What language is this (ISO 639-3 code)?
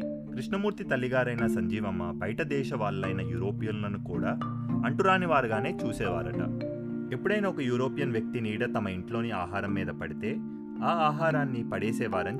tel